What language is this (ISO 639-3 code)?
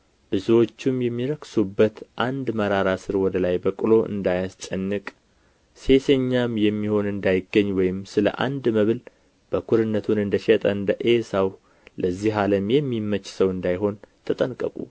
amh